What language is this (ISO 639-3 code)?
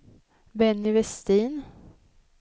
swe